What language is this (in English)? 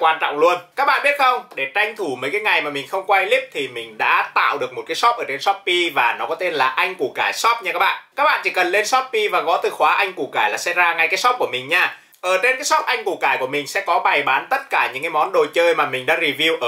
Vietnamese